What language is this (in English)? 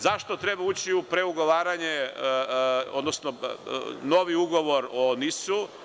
Serbian